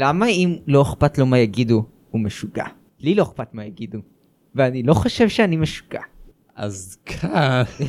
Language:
Hebrew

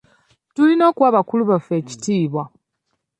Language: Ganda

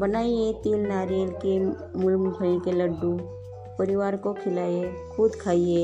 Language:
Hindi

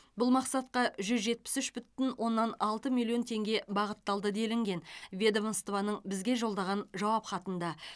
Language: Kazakh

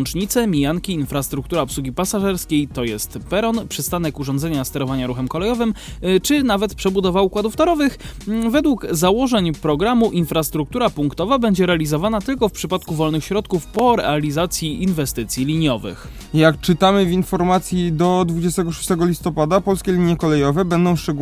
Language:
Polish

